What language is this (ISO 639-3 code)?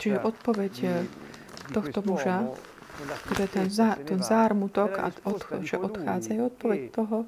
slk